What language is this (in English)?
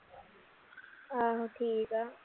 Punjabi